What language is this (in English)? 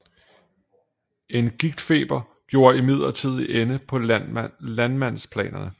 Danish